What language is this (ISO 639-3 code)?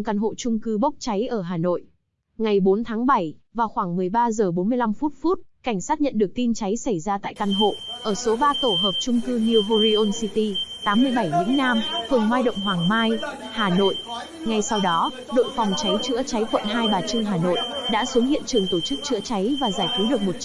vie